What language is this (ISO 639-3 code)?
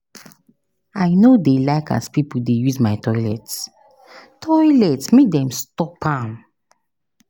pcm